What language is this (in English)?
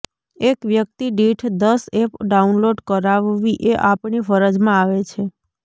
Gujarati